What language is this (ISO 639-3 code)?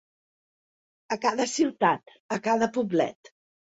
cat